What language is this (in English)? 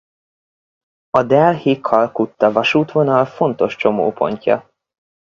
Hungarian